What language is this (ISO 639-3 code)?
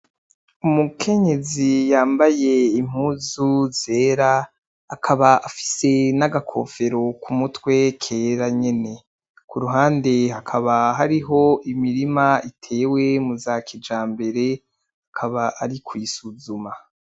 run